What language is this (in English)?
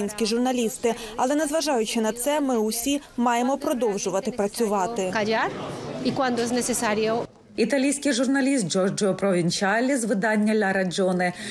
Ukrainian